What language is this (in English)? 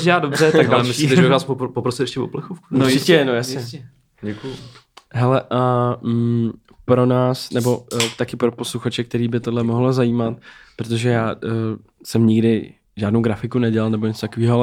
Czech